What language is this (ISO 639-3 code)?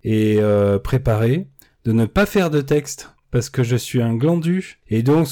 fra